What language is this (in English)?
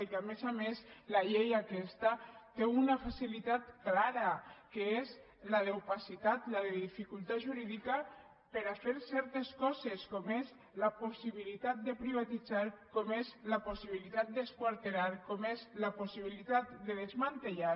Catalan